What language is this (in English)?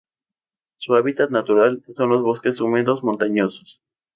Spanish